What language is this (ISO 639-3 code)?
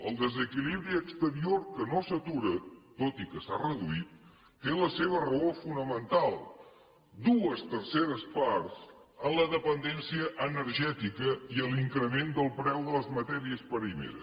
cat